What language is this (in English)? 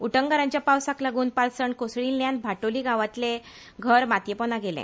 Konkani